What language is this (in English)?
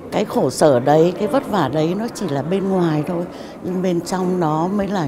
Vietnamese